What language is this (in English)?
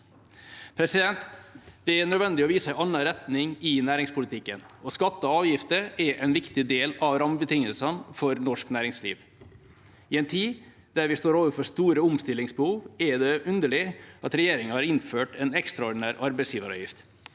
Norwegian